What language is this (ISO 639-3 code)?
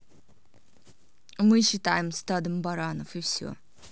rus